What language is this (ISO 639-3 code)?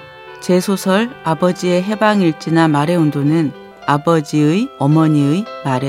kor